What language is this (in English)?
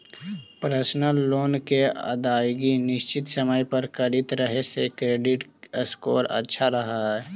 Magahi